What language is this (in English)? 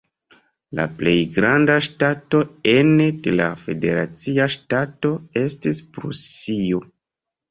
Esperanto